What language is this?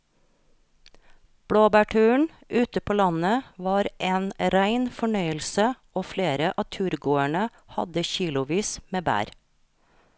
Norwegian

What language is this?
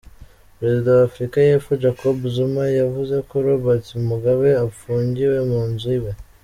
Kinyarwanda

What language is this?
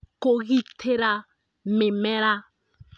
Kikuyu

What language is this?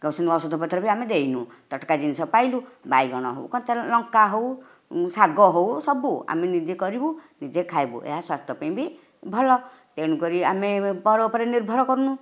Odia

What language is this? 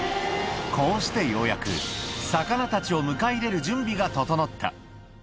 Japanese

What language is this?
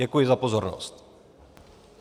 Czech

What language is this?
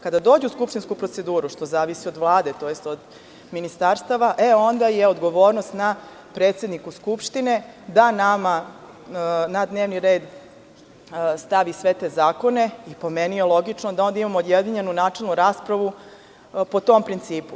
Serbian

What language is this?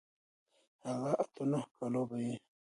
Pashto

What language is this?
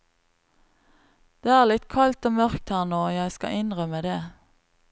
Norwegian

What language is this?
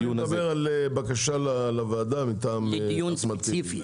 Hebrew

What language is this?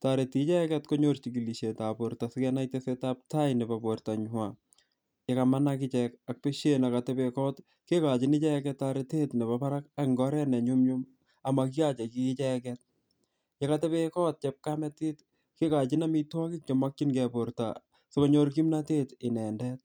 Kalenjin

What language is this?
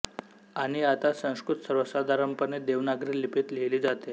Marathi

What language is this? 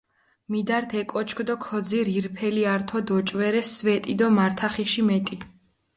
Mingrelian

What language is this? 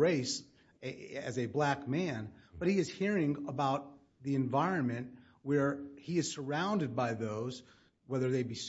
English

